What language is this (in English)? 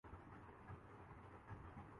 Urdu